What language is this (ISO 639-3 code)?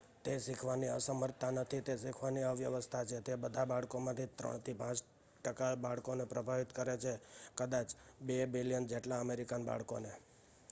guj